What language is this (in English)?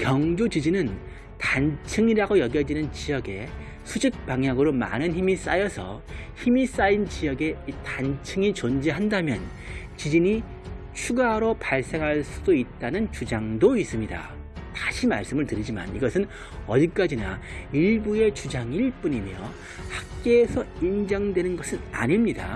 Korean